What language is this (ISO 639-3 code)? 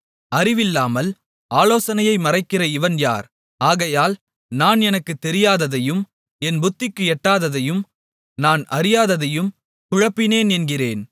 tam